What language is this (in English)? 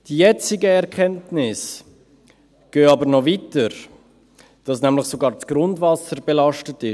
Swiss German